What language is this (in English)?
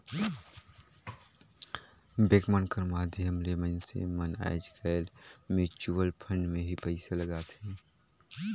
Chhattisgarhi